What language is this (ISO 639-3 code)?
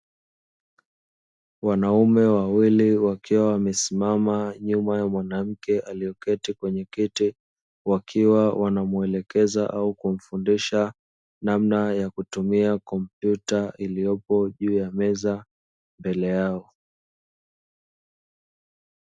swa